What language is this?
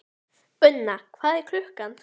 Icelandic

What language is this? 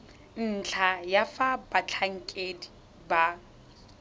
Tswana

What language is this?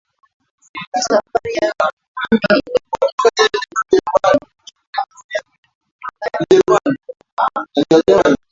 Swahili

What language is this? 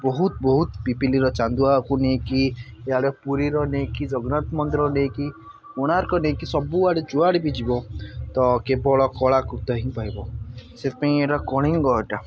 Odia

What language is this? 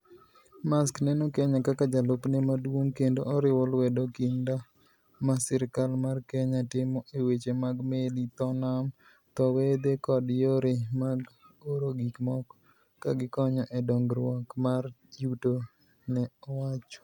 Luo (Kenya and Tanzania)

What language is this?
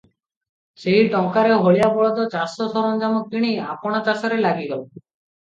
Odia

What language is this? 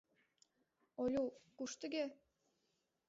Mari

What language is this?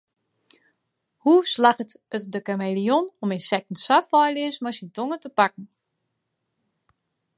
Western Frisian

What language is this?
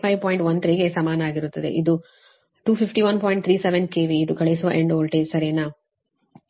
Kannada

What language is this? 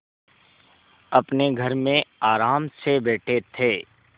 Hindi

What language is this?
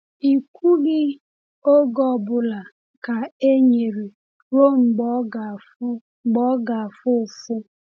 Igbo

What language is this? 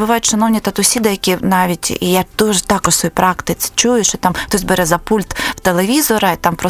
Ukrainian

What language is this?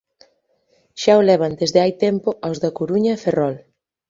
Galician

